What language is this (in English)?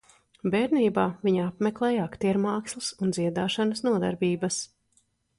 Latvian